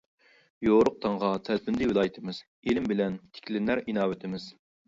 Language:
Uyghur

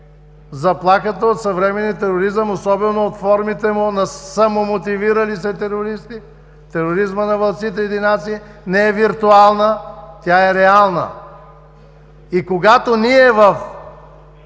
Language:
Bulgarian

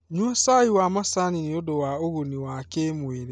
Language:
Kikuyu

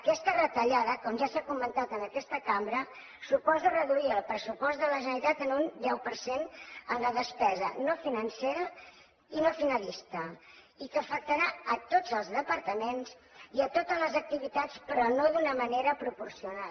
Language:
Catalan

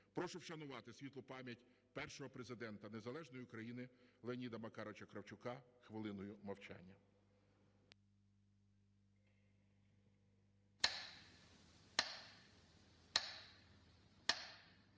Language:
Ukrainian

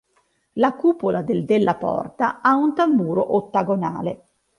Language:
Italian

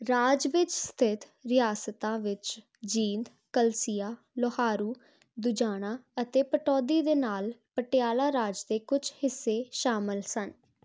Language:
Punjabi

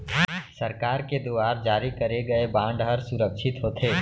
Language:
Chhattisgarhi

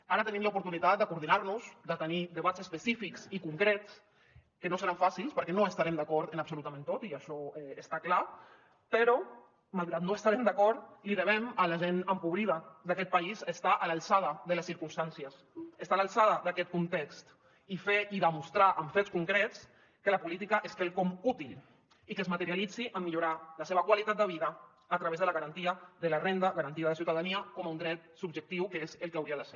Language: Catalan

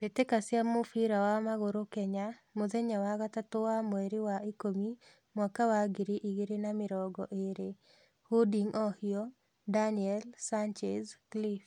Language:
Kikuyu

